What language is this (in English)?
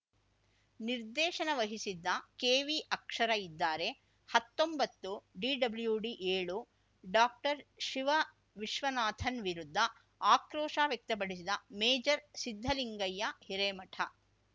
Kannada